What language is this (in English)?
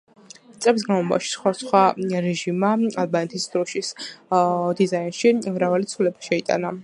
Georgian